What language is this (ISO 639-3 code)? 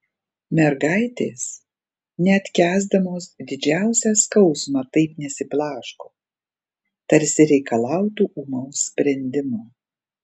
lit